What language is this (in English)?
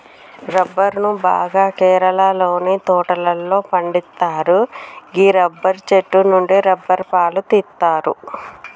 Telugu